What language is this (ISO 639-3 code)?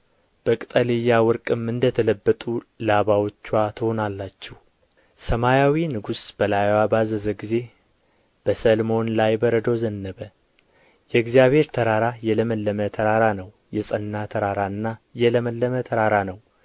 amh